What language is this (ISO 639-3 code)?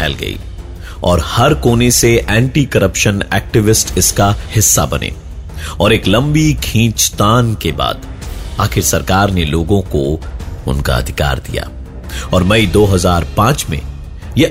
hin